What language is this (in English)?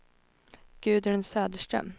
Swedish